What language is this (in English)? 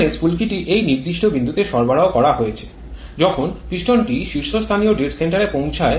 Bangla